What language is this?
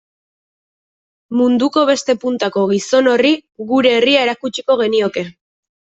Basque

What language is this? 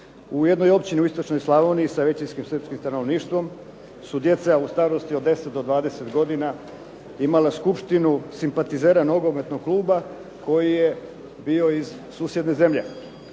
Croatian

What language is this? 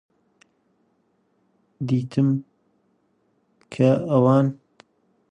Central Kurdish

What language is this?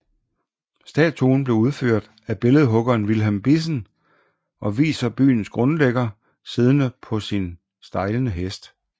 Danish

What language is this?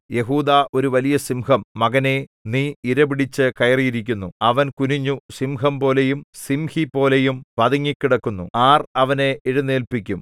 Malayalam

